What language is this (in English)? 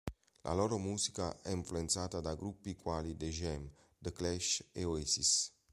Italian